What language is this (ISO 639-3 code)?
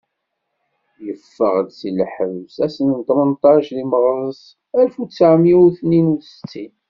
kab